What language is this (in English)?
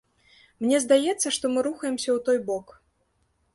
Belarusian